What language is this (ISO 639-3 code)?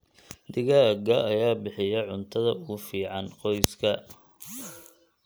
som